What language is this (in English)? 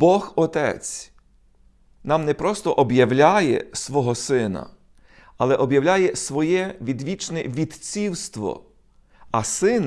Ukrainian